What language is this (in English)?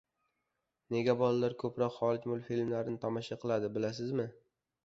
Uzbek